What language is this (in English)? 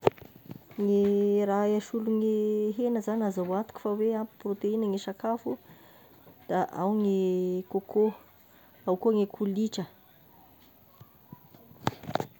Tesaka Malagasy